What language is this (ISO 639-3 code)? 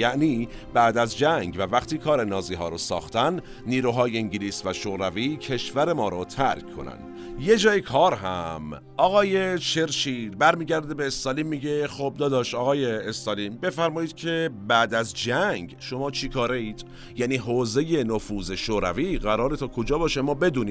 fas